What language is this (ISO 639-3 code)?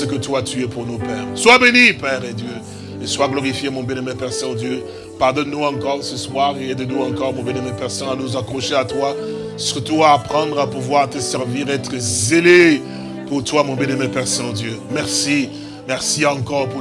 fra